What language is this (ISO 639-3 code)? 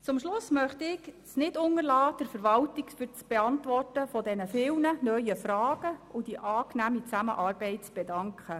gsw